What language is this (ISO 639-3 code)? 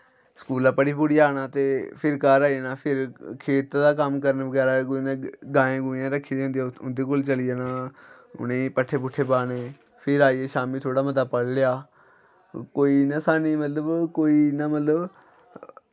doi